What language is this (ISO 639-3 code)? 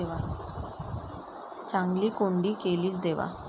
mar